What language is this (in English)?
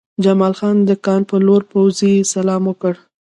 Pashto